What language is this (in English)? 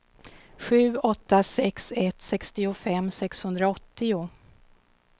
Swedish